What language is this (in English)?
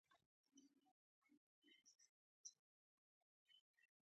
Pashto